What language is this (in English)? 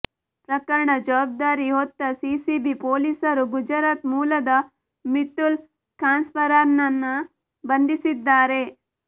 Kannada